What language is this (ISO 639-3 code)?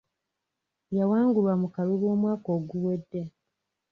lug